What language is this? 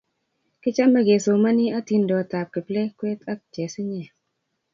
Kalenjin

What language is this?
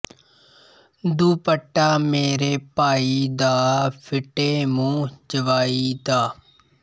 Punjabi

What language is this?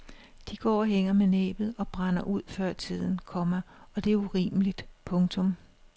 Danish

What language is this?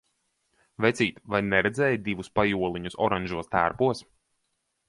Latvian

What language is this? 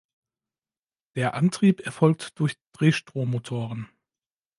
German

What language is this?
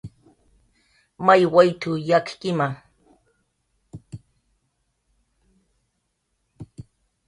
Jaqaru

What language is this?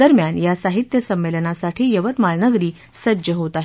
Marathi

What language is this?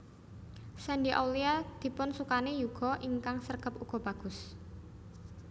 Javanese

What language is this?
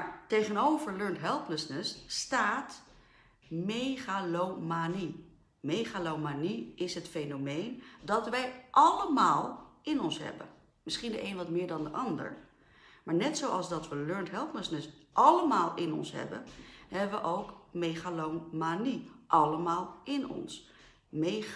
Dutch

